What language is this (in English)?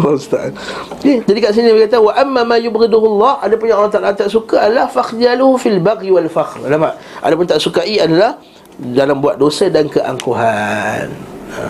Malay